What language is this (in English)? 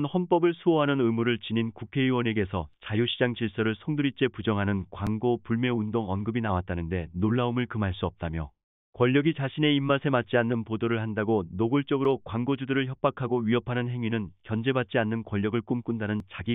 Korean